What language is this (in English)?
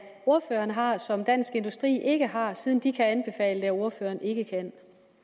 Danish